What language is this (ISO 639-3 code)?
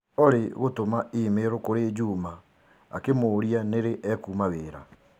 kik